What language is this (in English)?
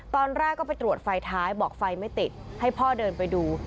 Thai